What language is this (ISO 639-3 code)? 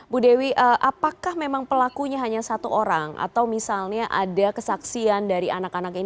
ind